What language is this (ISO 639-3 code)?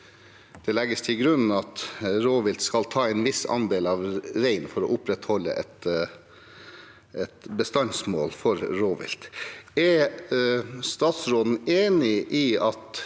nor